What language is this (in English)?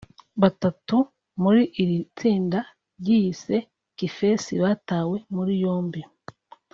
Kinyarwanda